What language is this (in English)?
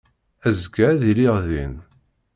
Kabyle